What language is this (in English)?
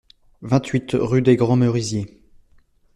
French